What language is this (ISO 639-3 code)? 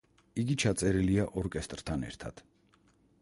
kat